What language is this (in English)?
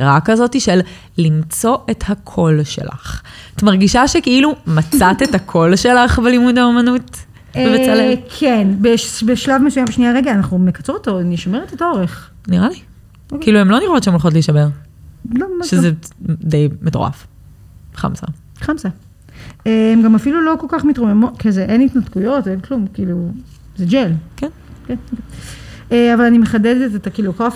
Hebrew